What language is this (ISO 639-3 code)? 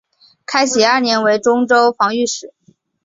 zho